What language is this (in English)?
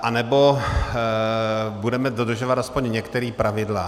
Czech